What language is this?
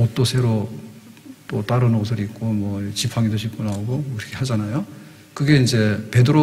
Korean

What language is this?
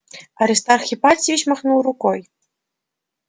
Russian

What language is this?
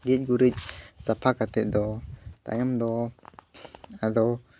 Santali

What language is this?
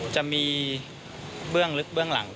Thai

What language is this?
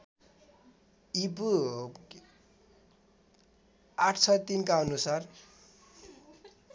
Nepali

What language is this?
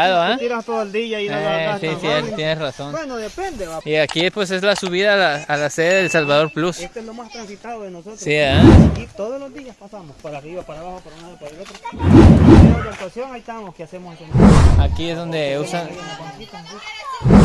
Spanish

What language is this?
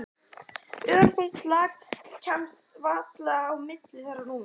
Icelandic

